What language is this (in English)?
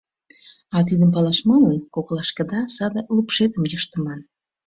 Mari